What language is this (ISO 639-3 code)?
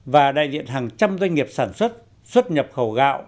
vie